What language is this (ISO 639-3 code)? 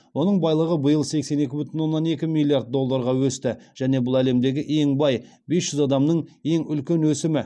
kaz